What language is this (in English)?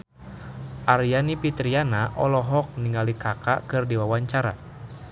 Sundanese